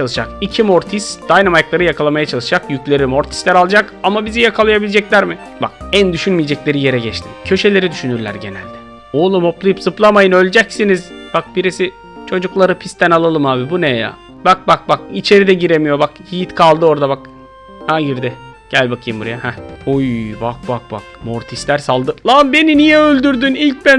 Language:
Turkish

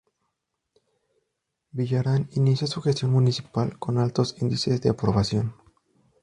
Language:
Spanish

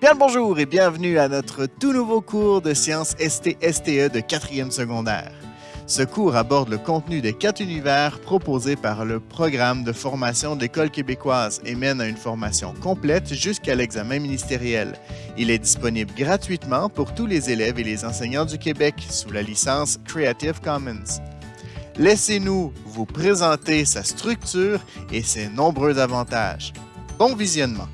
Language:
French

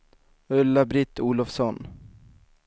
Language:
Swedish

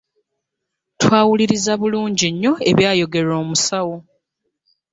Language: Ganda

